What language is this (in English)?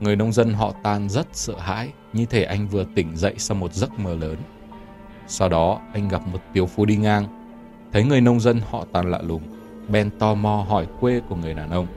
Vietnamese